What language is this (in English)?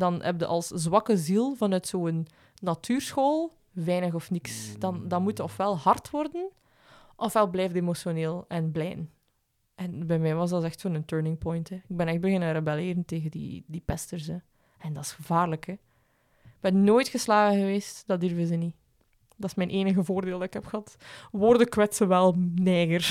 Dutch